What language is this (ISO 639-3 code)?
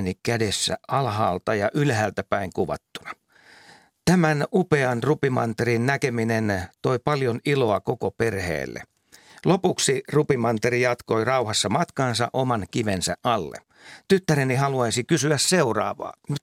fin